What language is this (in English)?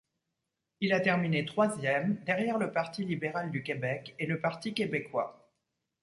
French